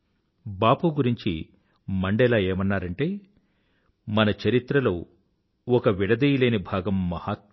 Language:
Telugu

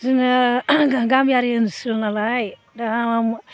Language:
Bodo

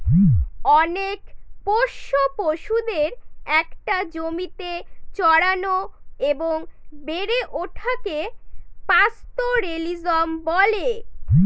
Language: Bangla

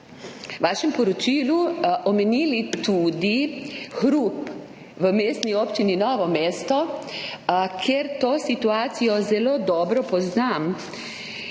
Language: Slovenian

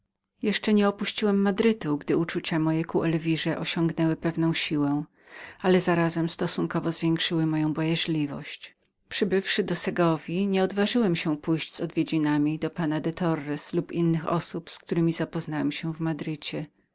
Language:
Polish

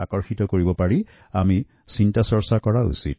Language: Assamese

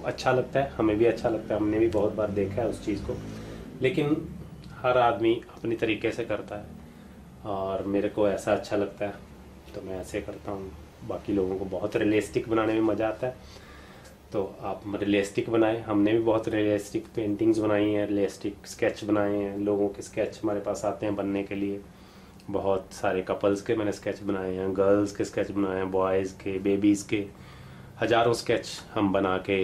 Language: Hindi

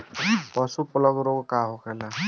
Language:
Bhojpuri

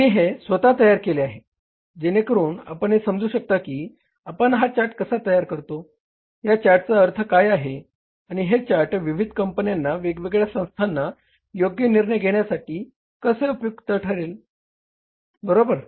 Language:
Marathi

